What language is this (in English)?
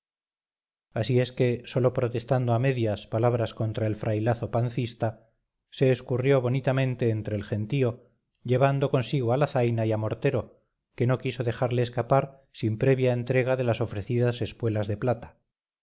Spanish